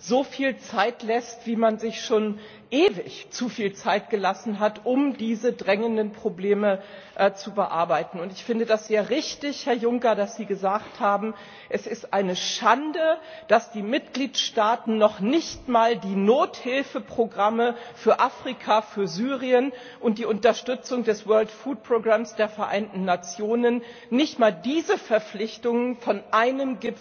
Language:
German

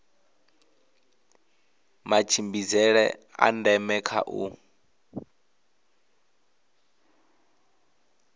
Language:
Venda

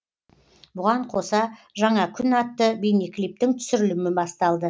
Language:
Kazakh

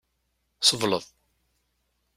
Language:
Kabyle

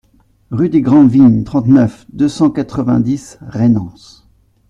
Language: French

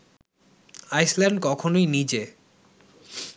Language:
Bangla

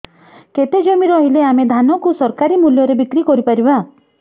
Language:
Odia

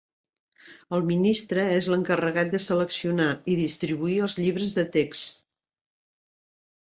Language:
Catalan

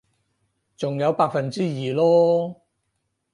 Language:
Cantonese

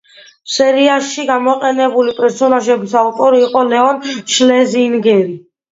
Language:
Georgian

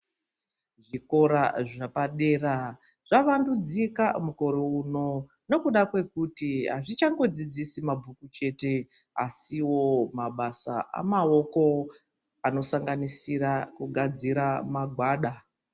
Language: Ndau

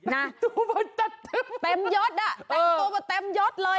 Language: Thai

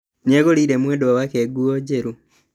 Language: Kikuyu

